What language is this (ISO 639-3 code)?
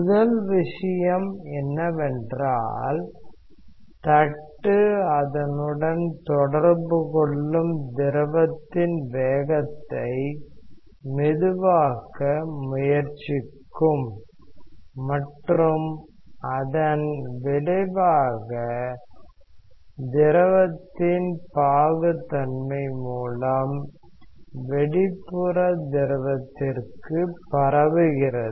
tam